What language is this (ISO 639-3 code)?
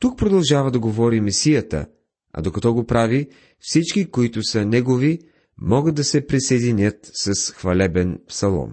bul